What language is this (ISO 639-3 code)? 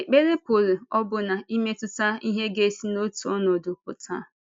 ibo